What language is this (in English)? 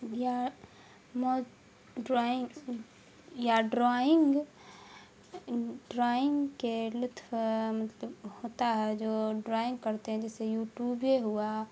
Urdu